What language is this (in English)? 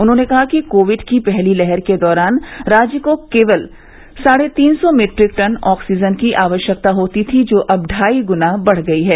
Hindi